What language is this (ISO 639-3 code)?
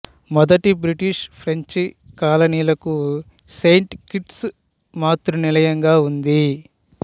tel